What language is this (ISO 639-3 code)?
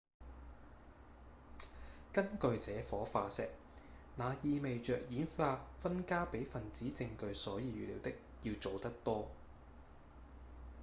yue